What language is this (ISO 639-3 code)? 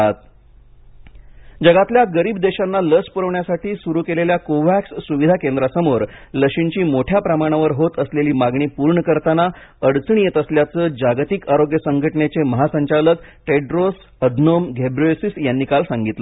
mar